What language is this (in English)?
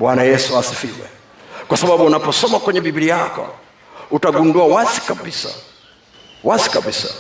Swahili